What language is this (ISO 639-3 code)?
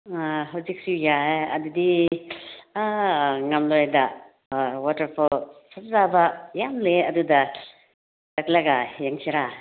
mni